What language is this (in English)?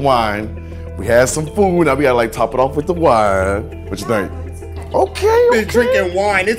English